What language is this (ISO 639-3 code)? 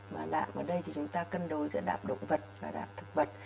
vie